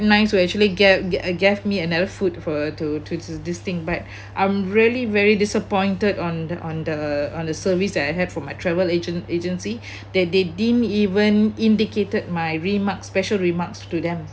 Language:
English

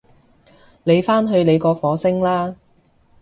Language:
Cantonese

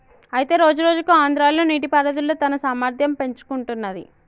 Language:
Telugu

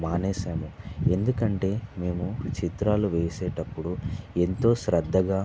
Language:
Telugu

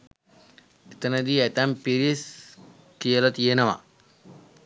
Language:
Sinhala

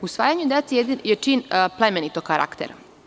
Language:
Serbian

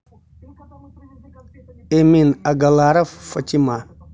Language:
Russian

